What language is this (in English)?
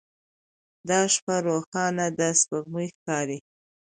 Pashto